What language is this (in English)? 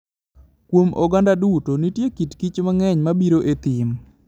Luo (Kenya and Tanzania)